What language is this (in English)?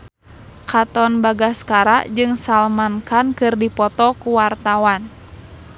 Sundanese